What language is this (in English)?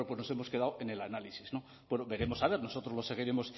Spanish